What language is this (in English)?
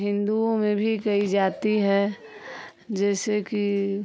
Hindi